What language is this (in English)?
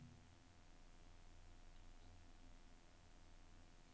Norwegian